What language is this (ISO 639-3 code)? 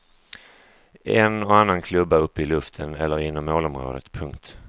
swe